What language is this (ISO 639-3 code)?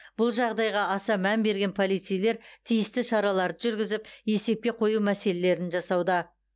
kaz